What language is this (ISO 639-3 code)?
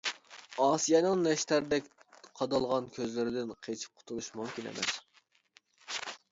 uig